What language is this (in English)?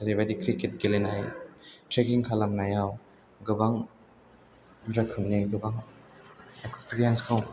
Bodo